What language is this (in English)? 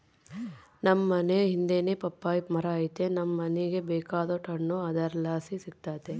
Kannada